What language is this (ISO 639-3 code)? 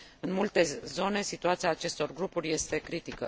ron